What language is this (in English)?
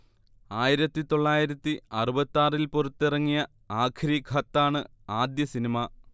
Malayalam